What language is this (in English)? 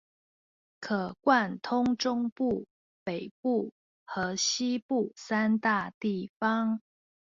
Chinese